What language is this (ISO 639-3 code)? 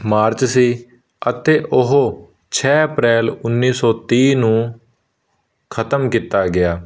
pan